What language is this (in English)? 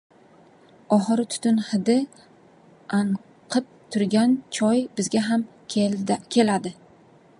Uzbek